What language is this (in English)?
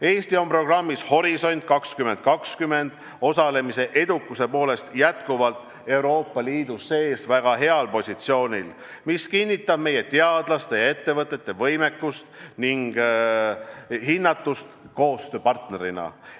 Estonian